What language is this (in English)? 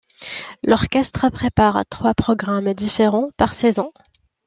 French